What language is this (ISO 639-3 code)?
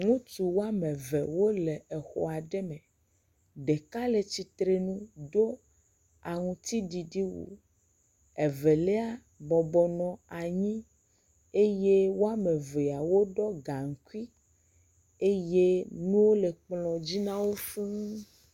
ewe